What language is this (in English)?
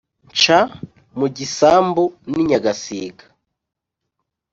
Kinyarwanda